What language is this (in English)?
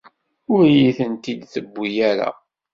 Kabyle